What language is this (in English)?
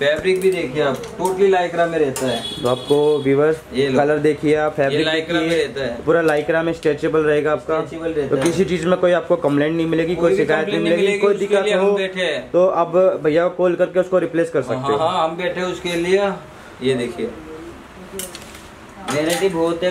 Hindi